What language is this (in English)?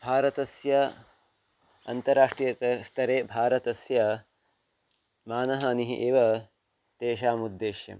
Sanskrit